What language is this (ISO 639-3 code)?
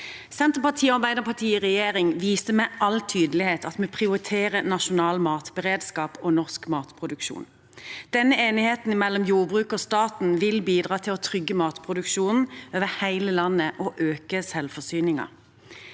nor